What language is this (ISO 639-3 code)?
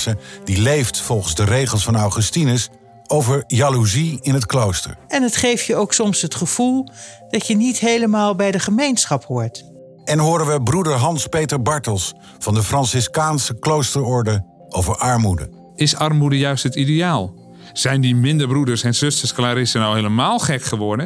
nld